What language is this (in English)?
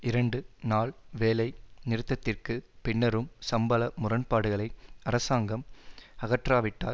Tamil